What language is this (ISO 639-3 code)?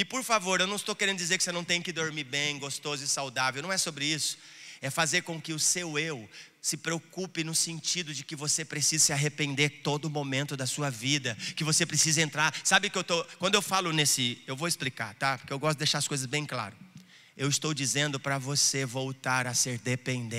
por